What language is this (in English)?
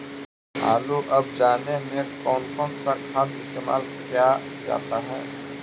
Magahi